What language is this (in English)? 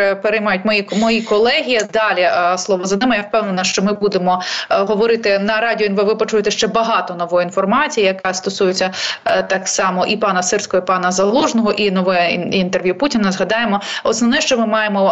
Ukrainian